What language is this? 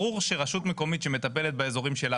Hebrew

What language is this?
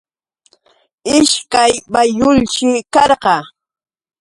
Yauyos Quechua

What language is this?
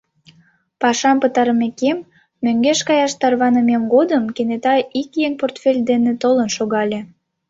Mari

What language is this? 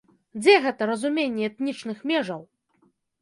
Belarusian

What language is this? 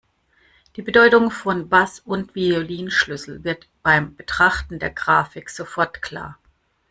German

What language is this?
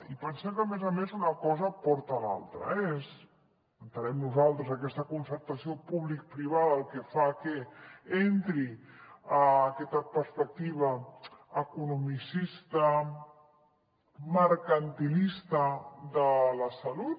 Catalan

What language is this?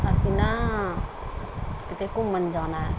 Punjabi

